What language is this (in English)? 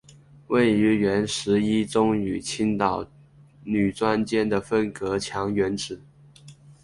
Chinese